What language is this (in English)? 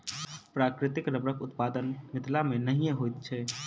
Maithili